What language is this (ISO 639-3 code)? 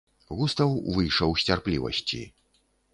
bel